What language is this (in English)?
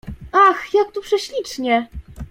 Polish